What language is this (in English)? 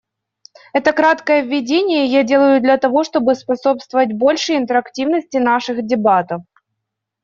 Russian